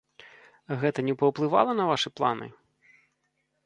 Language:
Belarusian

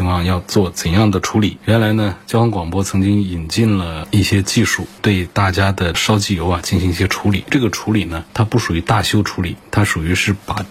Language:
Chinese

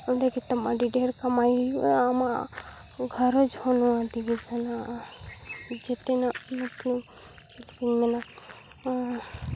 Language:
Santali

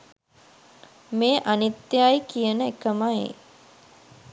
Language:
Sinhala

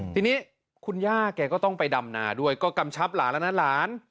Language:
Thai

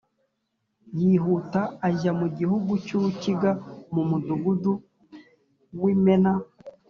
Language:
Kinyarwanda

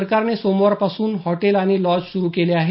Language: Marathi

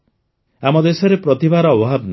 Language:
Odia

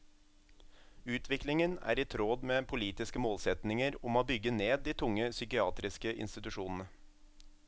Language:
Norwegian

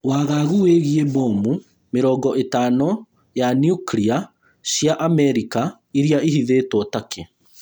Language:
Kikuyu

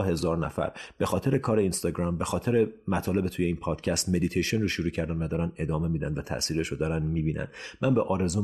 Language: Persian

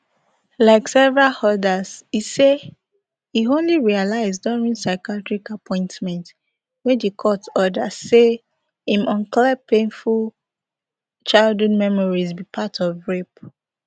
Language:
Nigerian Pidgin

